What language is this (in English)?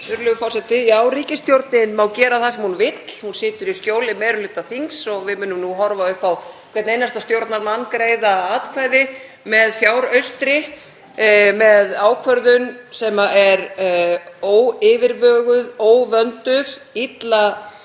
Icelandic